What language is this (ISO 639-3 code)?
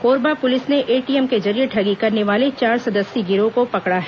hin